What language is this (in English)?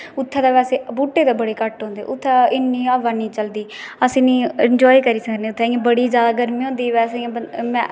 Dogri